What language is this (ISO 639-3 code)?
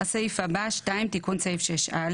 heb